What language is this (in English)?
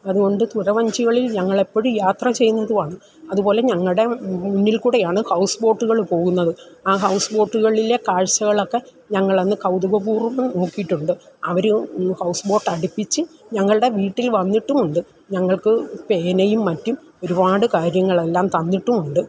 Malayalam